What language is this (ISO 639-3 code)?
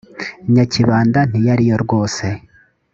kin